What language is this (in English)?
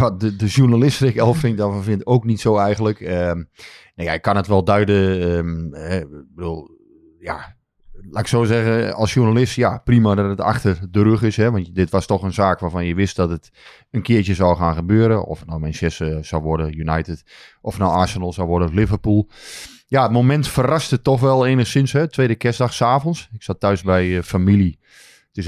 Dutch